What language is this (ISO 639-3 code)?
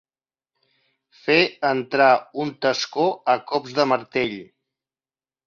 cat